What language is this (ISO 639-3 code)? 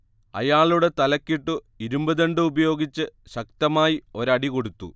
mal